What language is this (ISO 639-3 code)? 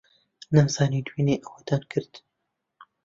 ckb